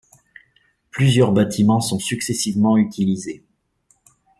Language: French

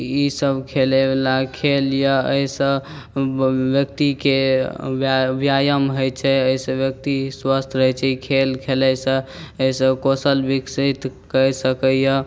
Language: Maithili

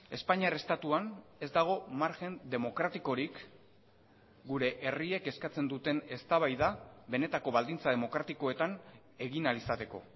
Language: Basque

